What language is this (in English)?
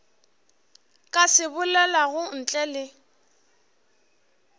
Northern Sotho